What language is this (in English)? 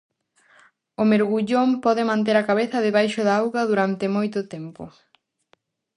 Galician